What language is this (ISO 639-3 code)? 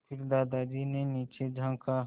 hin